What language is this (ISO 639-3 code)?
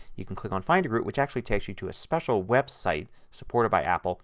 eng